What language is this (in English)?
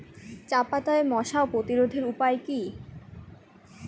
Bangla